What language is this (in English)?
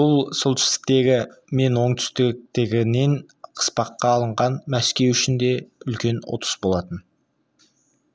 Kazakh